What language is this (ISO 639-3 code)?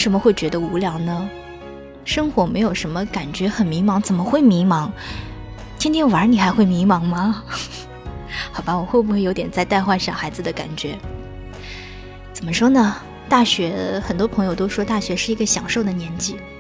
zho